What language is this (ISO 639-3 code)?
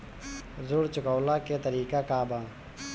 bho